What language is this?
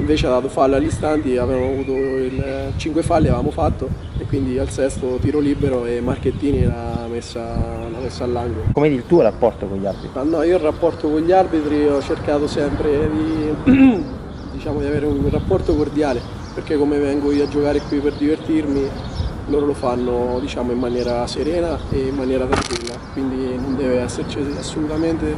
Italian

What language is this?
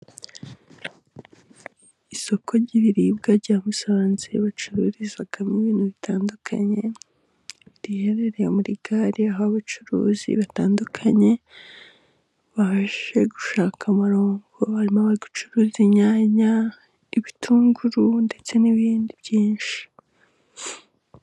Kinyarwanda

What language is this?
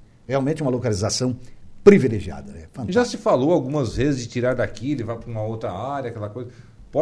Portuguese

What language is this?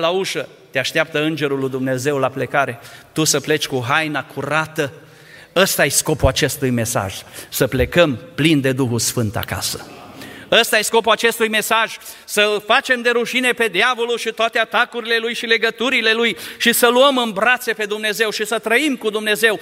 Romanian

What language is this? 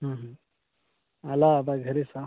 Marathi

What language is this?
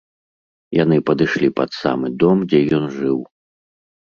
Belarusian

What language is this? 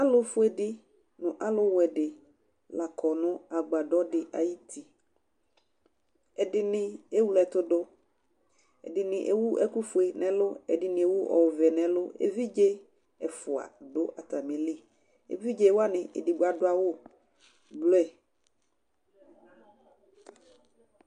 Ikposo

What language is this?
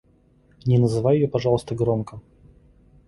Russian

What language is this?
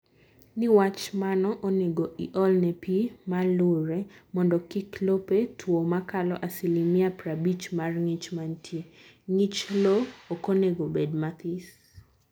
Luo (Kenya and Tanzania)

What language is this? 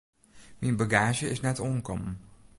Western Frisian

